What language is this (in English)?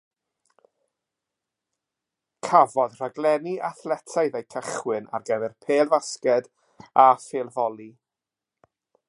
Welsh